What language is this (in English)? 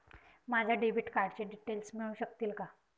Marathi